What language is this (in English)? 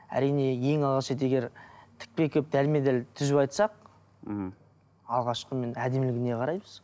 Kazakh